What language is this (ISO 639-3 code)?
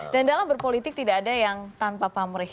ind